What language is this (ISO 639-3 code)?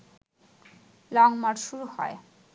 ben